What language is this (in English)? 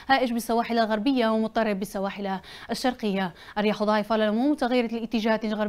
Arabic